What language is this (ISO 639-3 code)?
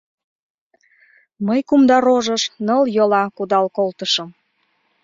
chm